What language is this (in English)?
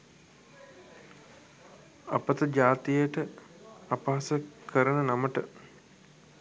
Sinhala